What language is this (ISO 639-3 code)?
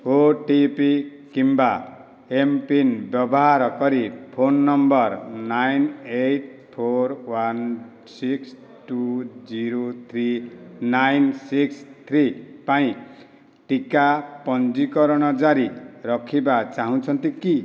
ori